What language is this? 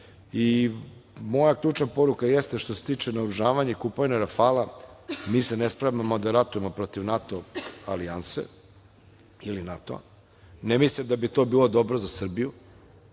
Serbian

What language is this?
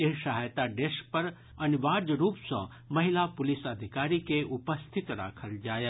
Maithili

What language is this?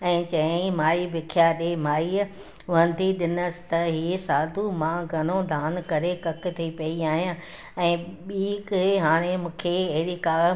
Sindhi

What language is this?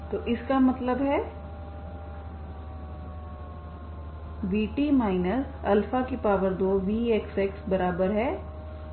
Hindi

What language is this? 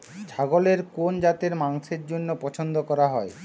Bangla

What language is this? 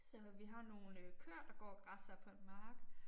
Danish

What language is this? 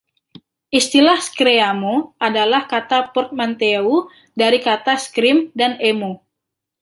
Indonesian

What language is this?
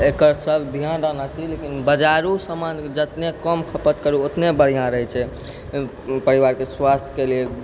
Maithili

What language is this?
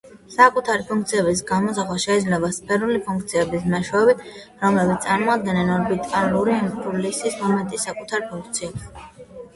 Georgian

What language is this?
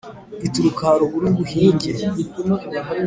Kinyarwanda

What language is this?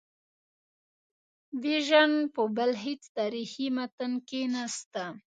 Pashto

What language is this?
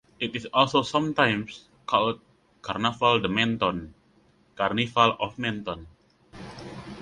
English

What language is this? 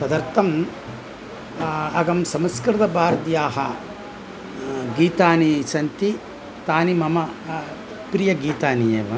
Sanskrit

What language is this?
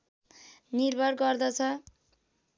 Nepali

